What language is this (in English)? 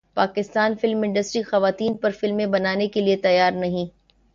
Urdu